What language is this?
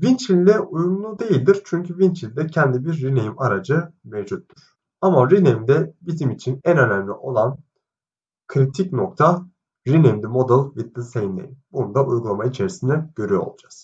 Turkish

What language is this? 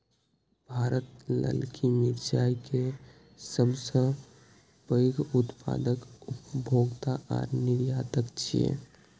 Maithili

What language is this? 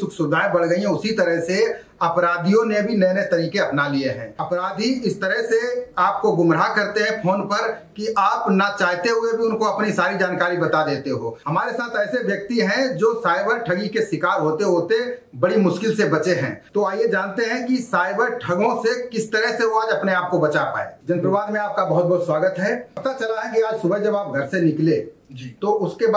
Hindi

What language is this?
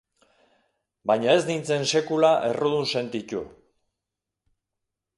Basque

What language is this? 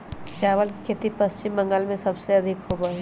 Magahi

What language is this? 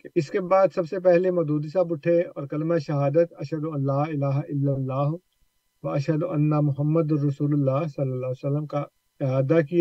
Urdu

